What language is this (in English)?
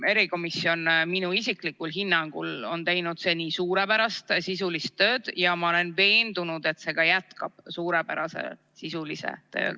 Estonian